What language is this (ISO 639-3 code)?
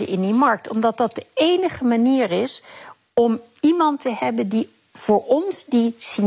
nld